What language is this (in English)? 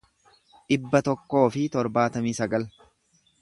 Oromo